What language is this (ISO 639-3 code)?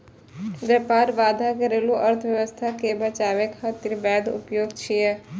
mai